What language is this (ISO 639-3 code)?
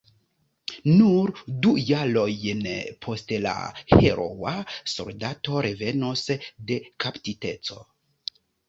epo